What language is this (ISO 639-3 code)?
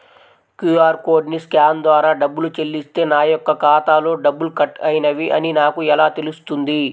tel